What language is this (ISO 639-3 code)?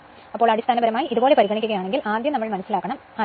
mal